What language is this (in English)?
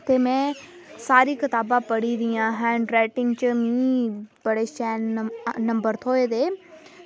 Dogri